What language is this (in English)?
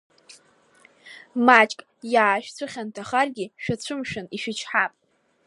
Abkhazian